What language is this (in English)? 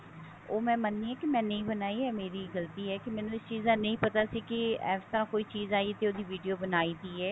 Punjabi